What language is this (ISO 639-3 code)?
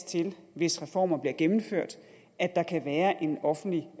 dan